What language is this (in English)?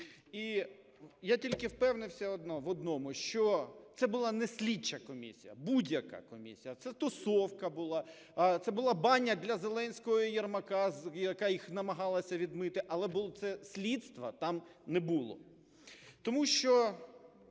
Ukrainian